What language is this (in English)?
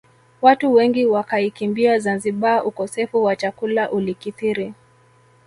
Swahili